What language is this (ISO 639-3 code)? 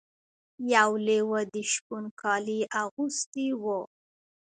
pus